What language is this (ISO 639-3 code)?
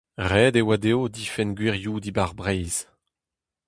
bre